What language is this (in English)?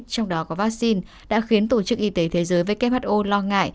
Vietnamese